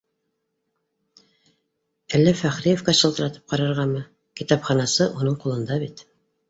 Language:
Bashkir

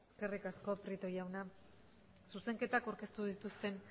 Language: Basque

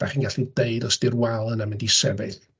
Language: Welsh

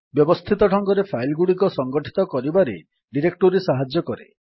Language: Odia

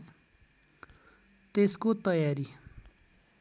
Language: Nepali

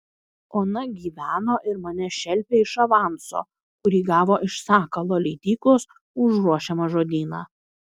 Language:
Lithuanian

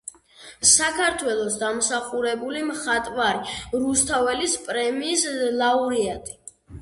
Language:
Georgian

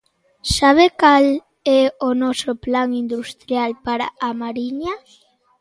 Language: Galician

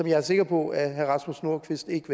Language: Danish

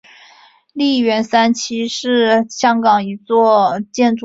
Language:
Chinese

